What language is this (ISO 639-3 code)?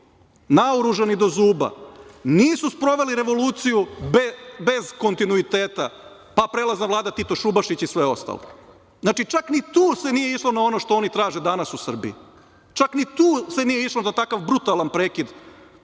srp